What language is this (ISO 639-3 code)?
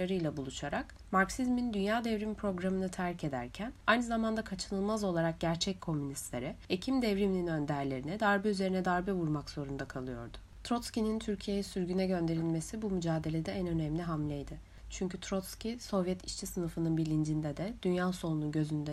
tur